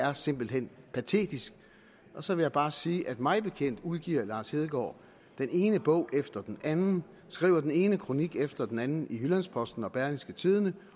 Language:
Danish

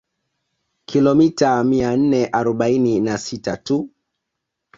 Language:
Swahili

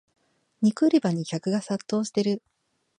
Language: Japanese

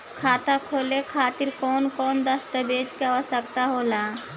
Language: Bhojpuri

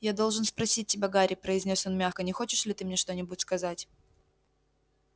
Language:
Russian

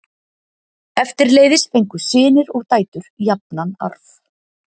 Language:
Icelandic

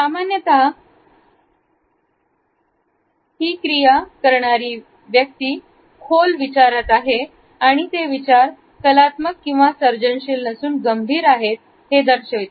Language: Marathi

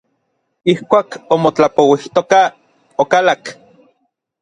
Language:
Orizaba Nahuatl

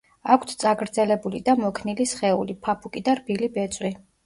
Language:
Georgian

